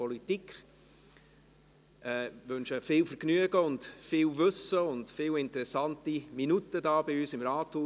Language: Swiss German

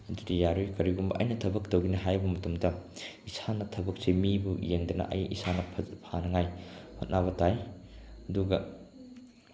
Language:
Manipuri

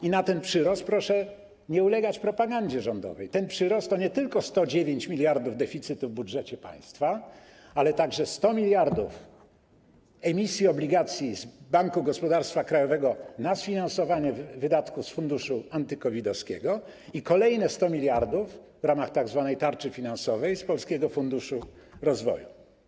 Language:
Polish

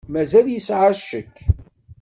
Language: Kabyle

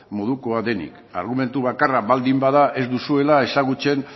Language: Basque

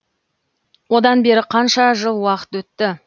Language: Kazakh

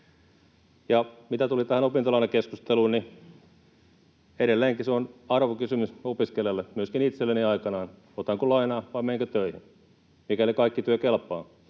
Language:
Finnish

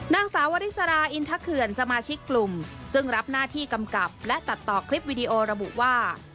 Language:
Thai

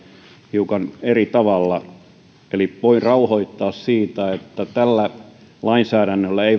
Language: Finnish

